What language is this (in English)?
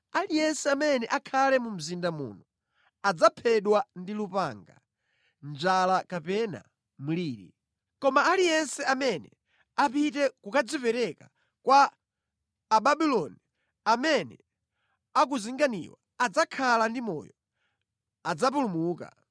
Nyanja